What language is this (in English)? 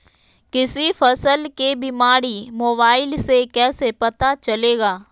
Magahi